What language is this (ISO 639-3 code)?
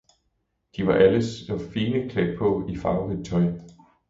dan